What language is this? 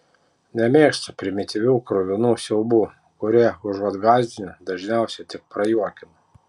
Lithuanian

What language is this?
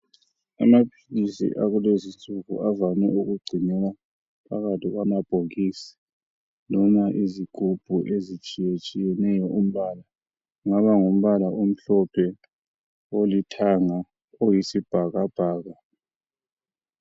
North Ndebele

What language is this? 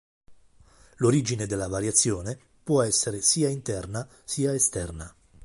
Italian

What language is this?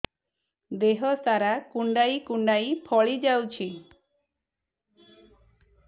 Odia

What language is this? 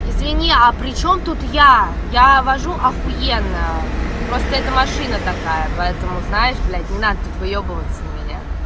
Russian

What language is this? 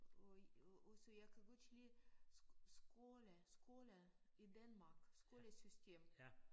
Danish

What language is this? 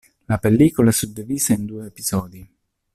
Italian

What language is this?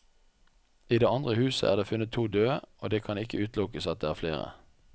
Norwegian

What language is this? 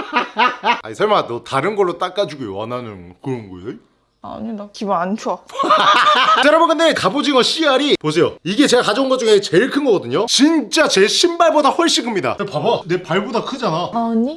Korean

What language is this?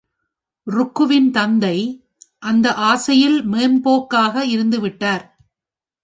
Tamil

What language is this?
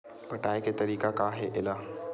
Chhattisgarhi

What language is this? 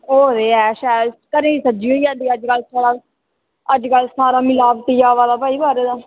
Dogri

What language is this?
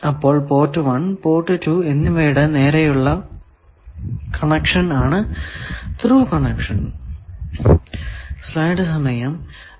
Malayalam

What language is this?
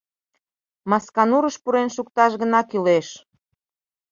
Mari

